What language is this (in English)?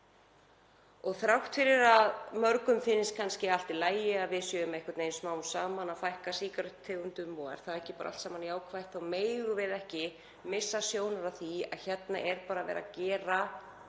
Icelandic